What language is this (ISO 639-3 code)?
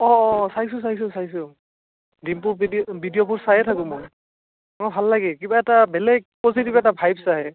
asm